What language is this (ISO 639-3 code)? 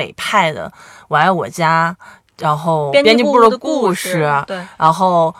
zho